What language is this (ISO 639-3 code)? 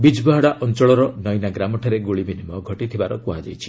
ori